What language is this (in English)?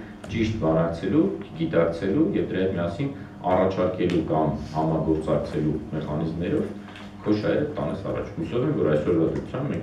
Romanian